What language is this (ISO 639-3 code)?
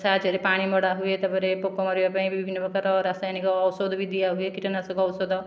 ori